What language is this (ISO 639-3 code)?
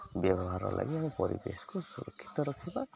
ori